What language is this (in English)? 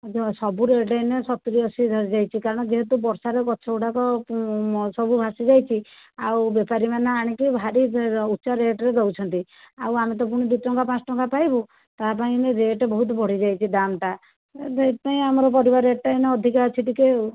Odia